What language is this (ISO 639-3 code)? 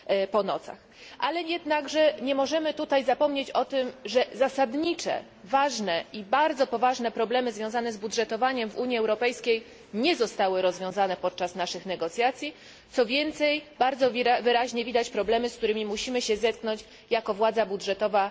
pol